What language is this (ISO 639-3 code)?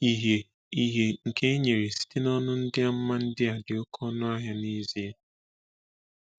ibo